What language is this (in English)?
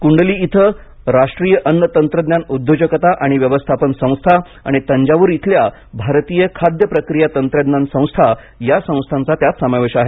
Marathi